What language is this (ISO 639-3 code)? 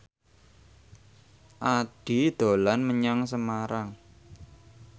jav